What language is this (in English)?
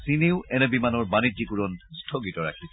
Assamese